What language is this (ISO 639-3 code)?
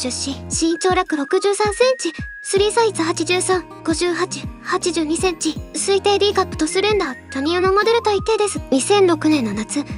jpn